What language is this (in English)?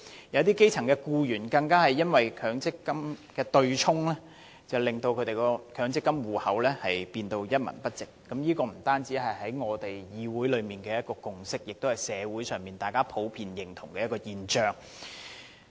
Cantonese